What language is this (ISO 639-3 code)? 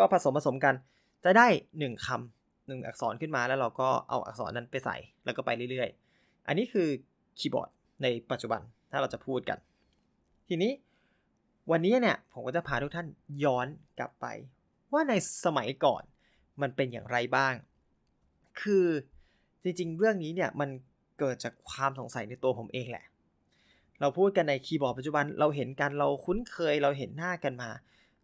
tha